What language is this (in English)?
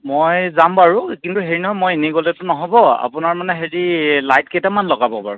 Assamese